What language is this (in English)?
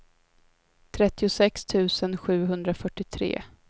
Swedish